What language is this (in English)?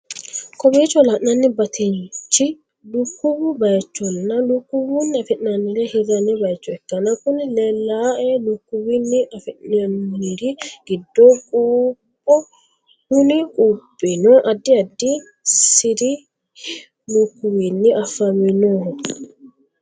Sidamo